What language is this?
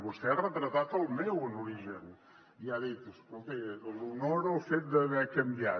Catalan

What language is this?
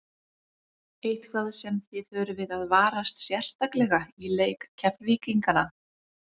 Icelandic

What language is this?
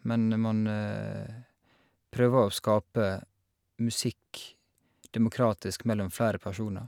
Norwegian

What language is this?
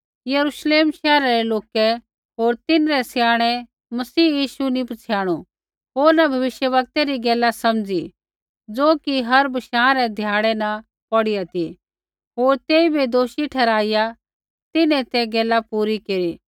Kullu Pahari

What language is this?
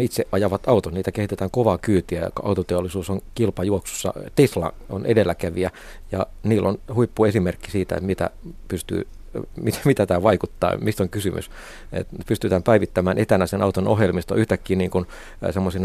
Finnish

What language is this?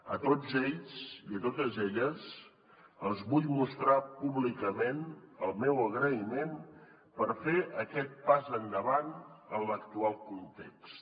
Catalan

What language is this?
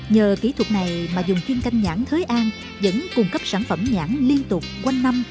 Vietnamese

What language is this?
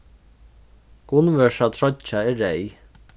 Faroese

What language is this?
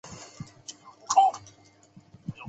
Chinese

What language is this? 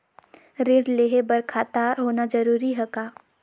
Chhattisgarhi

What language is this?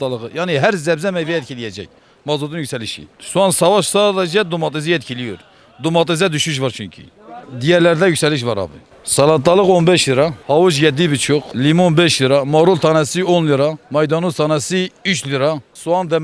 Turkish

